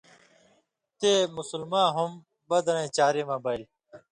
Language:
Indus Kohistani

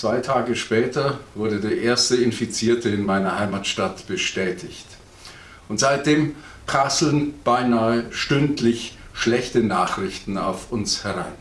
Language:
German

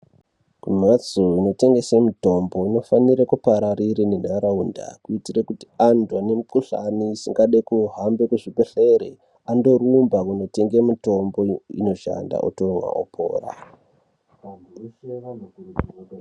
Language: Ndau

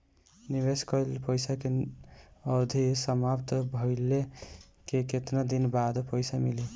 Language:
Bhojpuri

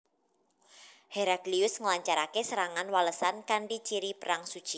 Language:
Javanese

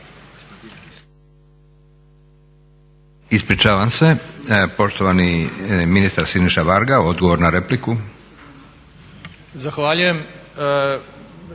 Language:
Croatian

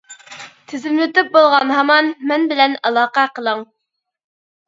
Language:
Uyghur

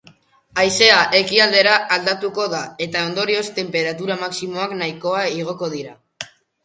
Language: Basque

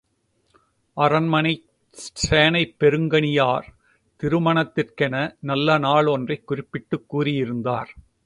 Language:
Tamil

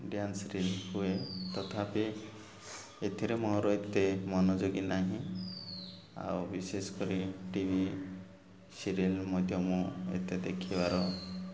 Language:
Odia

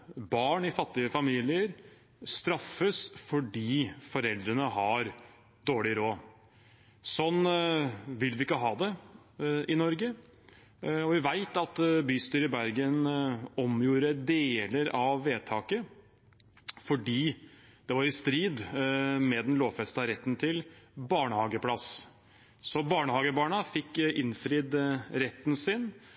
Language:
Norwegian Bokmål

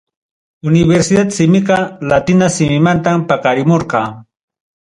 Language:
Ayacucho Quechua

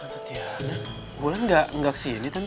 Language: Indonesian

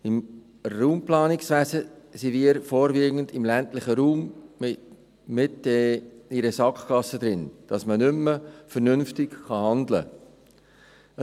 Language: Swiss German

